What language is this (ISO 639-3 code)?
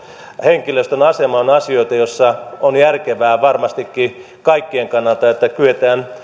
fin